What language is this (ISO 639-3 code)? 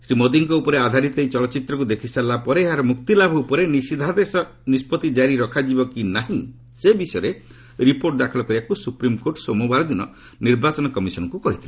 ori